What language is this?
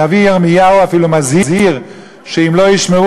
Hebrew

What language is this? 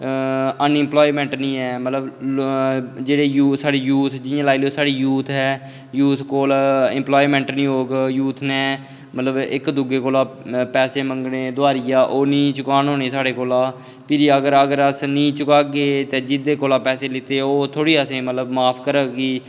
Dogri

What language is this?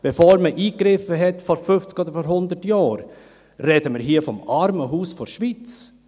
Swiss German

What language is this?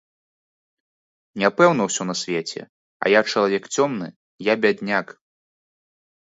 Belarusian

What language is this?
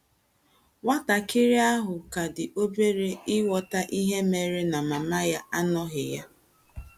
Igbo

